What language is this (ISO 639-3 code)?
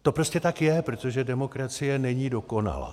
ces